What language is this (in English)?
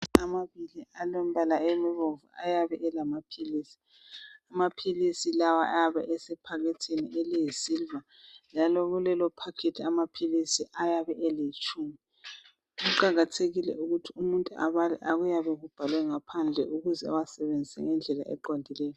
North Ndebele